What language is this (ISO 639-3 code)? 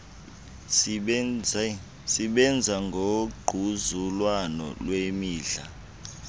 xho